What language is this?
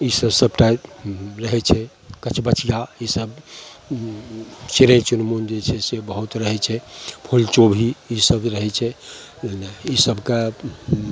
Maithili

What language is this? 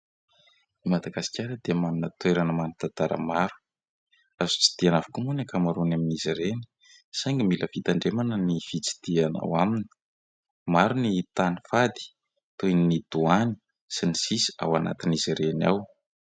Malagasy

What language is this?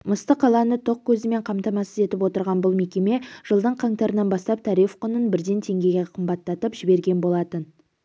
Kazakh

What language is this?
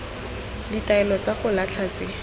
Tswana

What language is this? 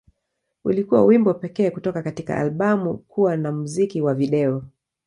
Swahili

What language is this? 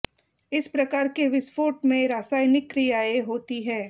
Hindi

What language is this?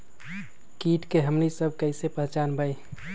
Magahi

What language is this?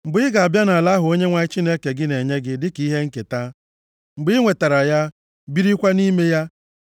Igbo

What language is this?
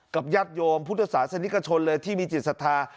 Thai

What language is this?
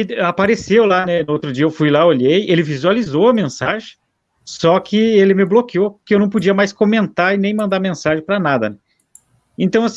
Portuguese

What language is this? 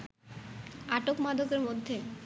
Bangla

